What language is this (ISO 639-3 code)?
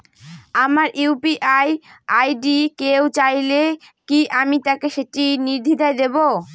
ben